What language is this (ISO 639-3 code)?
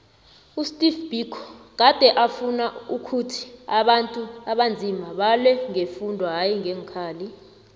nbl